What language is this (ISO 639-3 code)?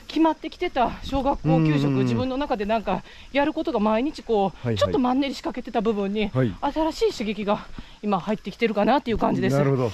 jpn